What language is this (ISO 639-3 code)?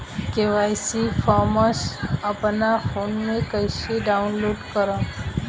bho